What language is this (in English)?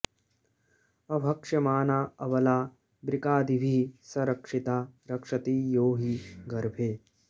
Sanskrit